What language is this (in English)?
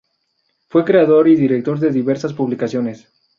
Spanish